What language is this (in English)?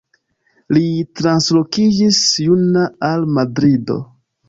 Esperanto